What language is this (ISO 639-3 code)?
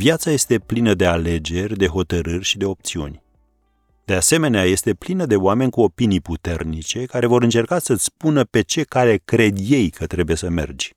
ron